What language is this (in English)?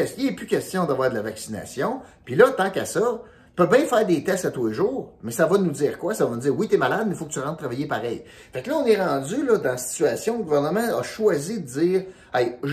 French